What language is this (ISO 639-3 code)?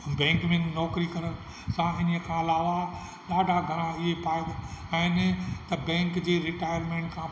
snd